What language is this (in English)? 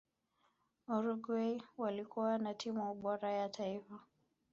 Swahili